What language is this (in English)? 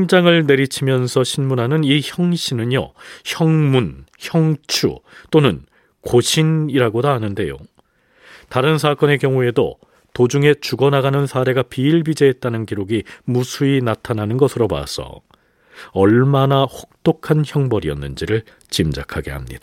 Korean